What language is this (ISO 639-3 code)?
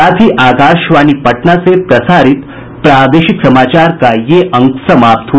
hin